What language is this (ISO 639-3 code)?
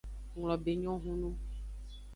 ajg